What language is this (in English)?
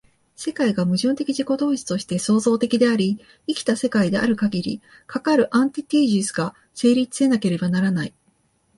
Japanese